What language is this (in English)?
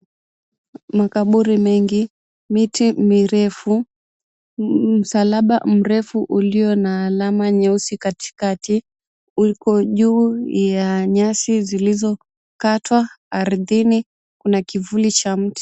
Swahili